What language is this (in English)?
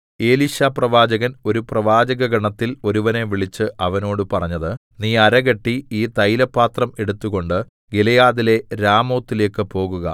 Malayalam